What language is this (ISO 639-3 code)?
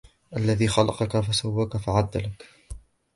ara